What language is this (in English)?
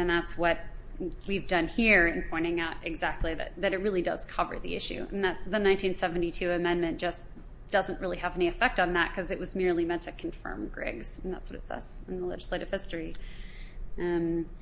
English